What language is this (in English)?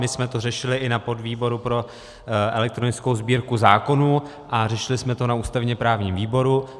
Czech